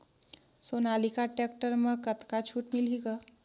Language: Chhattisgarhi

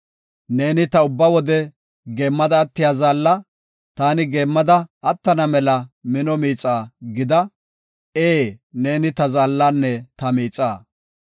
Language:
Gofa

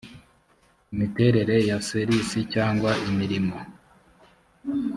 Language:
Kinyarwanda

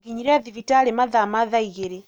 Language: Kikuyu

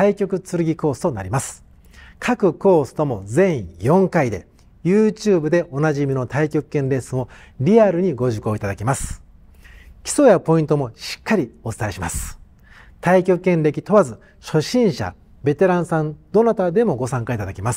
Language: Japanese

